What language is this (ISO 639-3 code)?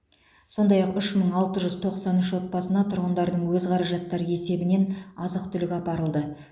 kaz